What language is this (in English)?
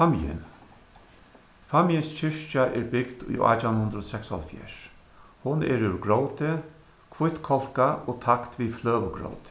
Faroese